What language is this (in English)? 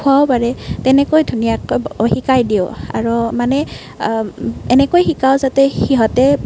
Assamese